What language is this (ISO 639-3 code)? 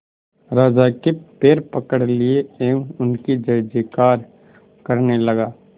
hin